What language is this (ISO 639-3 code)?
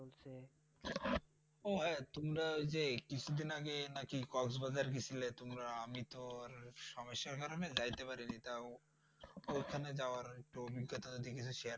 ben